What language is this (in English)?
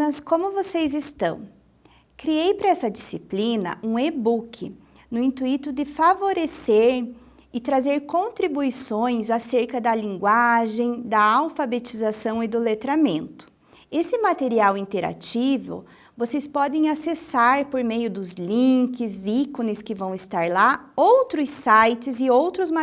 Portuguese